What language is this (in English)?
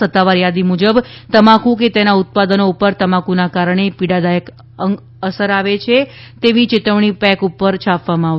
Gujarati